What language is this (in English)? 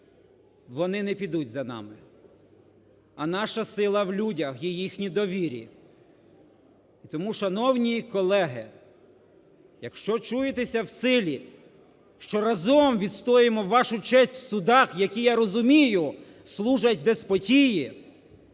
Ukrainian